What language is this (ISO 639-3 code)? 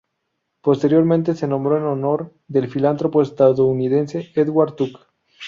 spa